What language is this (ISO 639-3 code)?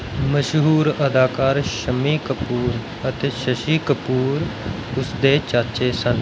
pan